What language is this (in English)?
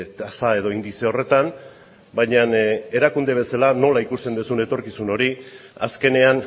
Basque